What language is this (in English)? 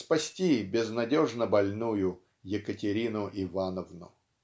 Russian